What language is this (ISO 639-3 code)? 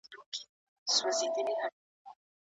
pus